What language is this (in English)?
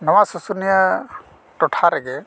Santali